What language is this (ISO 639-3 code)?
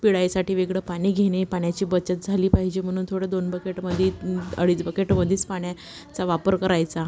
mar